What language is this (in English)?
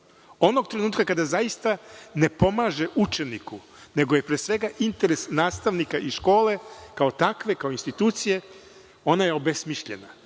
Serbian